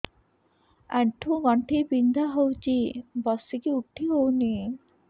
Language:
Odia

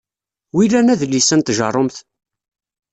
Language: Kabyle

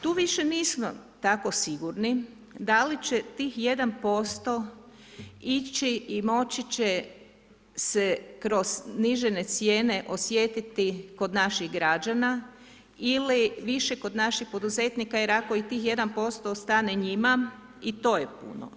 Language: Croatian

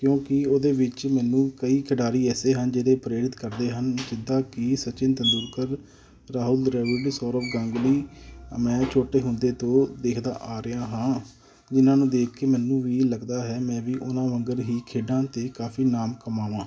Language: Punjabi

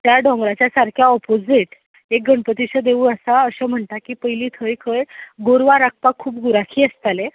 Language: Konkani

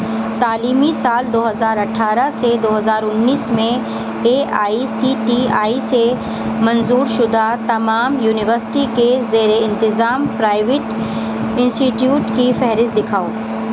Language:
Urdu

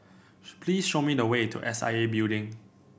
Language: English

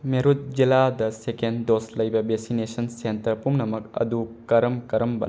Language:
Manipuri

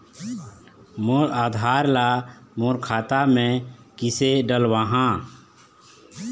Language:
Chhattisgarhi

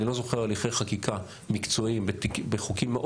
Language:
Hebrew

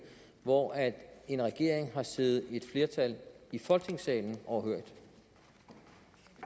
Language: Danish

